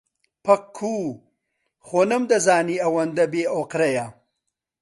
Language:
Central Kurdish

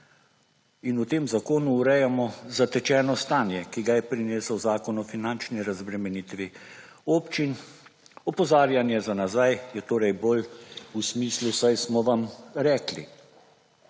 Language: Slovenian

